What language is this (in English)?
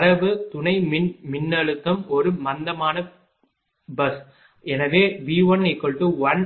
Tamil